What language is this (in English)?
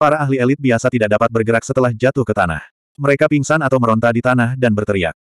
Indonesian